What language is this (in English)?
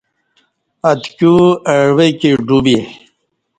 Kati